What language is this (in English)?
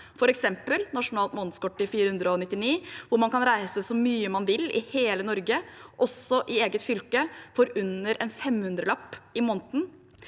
Norwegian